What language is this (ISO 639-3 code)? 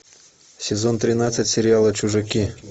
rus